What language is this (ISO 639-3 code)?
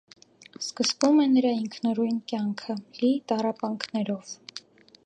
hye